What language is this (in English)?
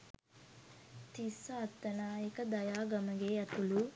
Sinhala